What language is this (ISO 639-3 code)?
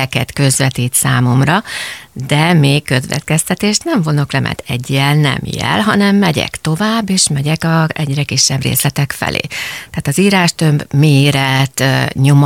hun